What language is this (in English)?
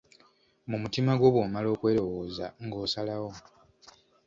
Ganda